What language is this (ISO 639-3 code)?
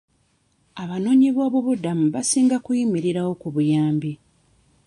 lug